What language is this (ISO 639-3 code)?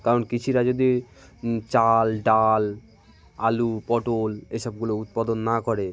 ben